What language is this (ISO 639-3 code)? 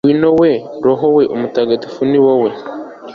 kin